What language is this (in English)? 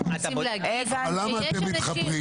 Hebrew